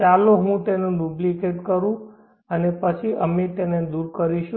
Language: Gujarati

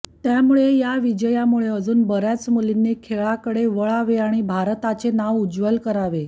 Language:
Marathi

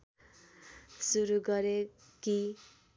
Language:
Nepali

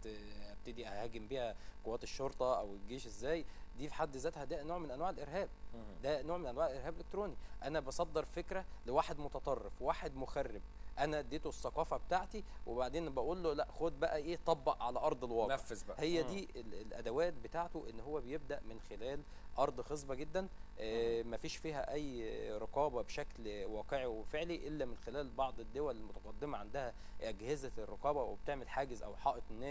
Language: Arabic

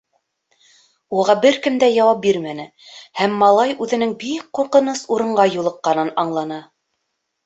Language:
Bashkir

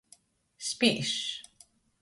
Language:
Latgalian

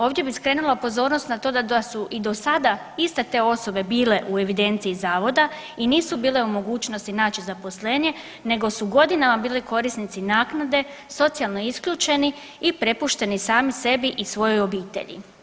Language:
Croatian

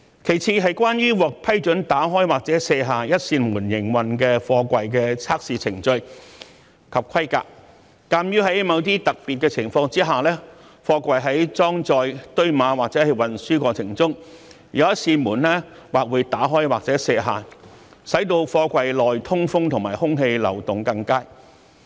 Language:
Cantonese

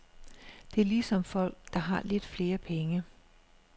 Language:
Danish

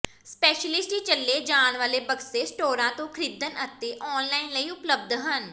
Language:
Punjabi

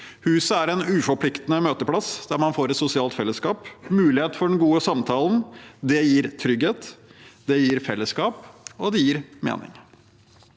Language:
Norwegian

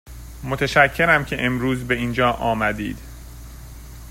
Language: Persian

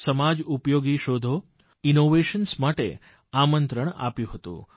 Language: Gujarati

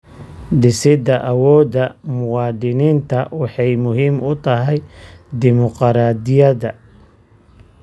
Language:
Somali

